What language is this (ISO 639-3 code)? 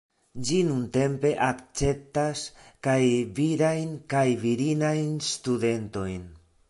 epo